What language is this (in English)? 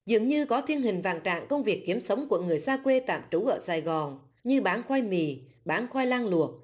Vietnamese